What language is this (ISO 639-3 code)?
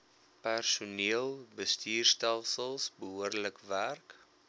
afr